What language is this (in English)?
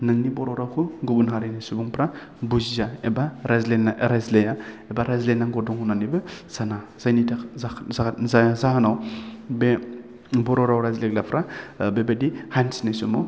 Bodo